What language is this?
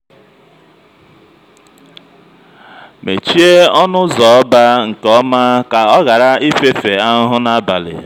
Igbo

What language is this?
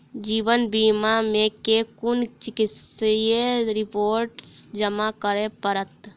Maithili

